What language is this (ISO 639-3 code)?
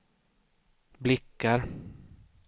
swe